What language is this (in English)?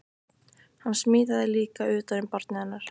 Icelandic